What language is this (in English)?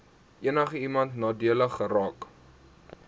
Afrikaans